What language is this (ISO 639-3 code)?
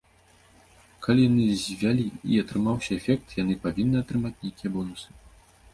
bel